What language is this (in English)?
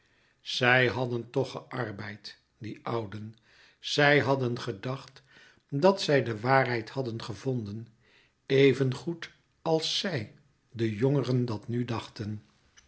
Dutch